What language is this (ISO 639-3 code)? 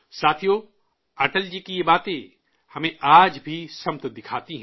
urd